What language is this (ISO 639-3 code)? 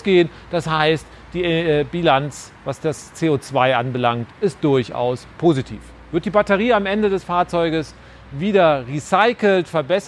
deu